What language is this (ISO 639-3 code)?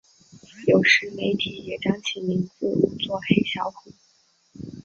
zho